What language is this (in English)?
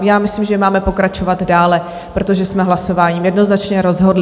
Czech